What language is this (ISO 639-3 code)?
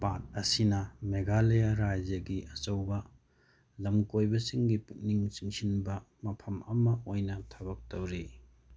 mni